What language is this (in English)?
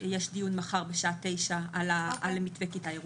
Hebrew